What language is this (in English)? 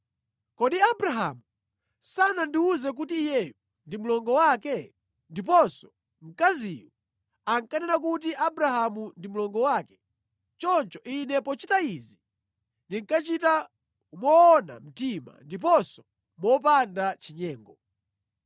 Nyanja